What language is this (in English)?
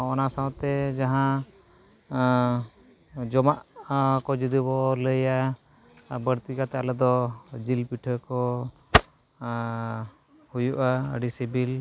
Santali